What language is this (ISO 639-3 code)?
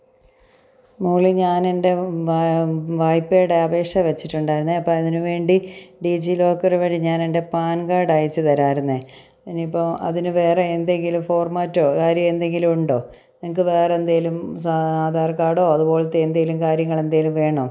mal